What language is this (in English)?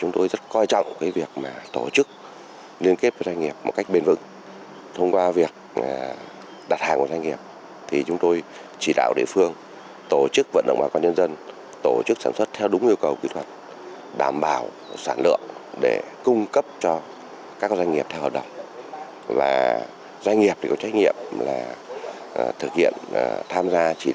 Vietnamese